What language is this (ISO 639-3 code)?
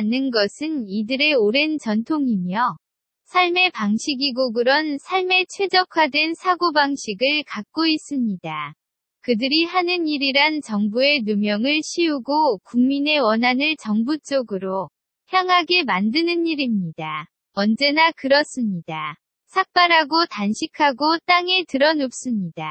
kor